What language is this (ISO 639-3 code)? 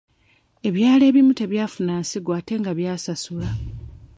lug